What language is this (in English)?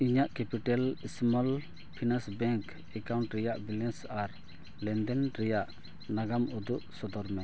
Santali